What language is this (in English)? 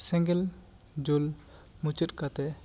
Santali